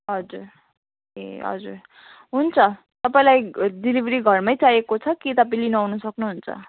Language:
Nepali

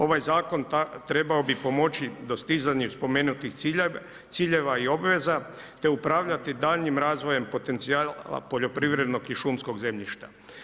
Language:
Croatian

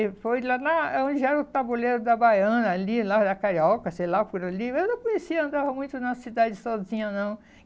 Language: Portuguese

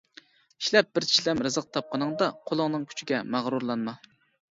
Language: Uyghur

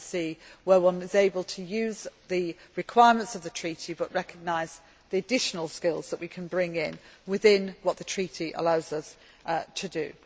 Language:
English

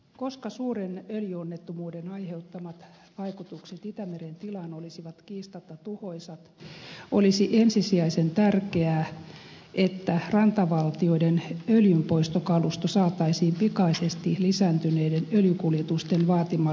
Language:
Finnish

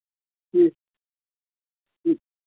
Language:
Kashmiri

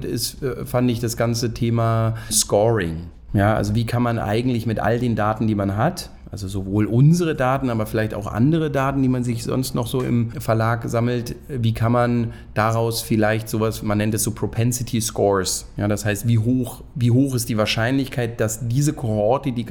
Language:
German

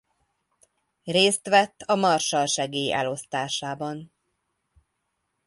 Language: Hungarian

